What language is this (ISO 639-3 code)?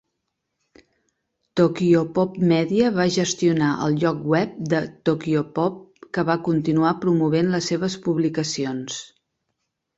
cat